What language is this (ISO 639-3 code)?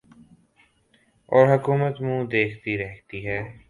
urd